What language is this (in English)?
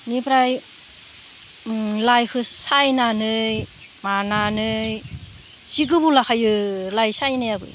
Bodo